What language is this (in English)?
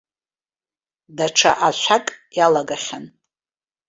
Abkhazian